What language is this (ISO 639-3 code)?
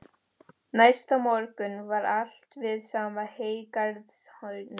isl